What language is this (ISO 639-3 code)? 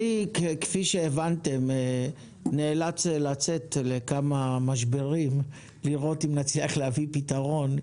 heb